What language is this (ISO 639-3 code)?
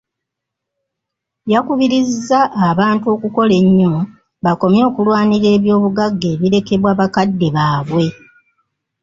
lug